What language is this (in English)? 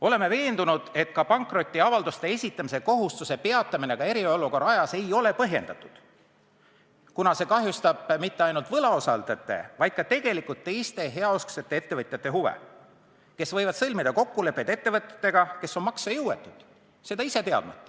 Estonian